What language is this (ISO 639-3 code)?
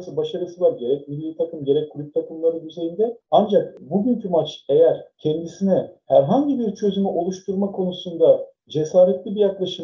tur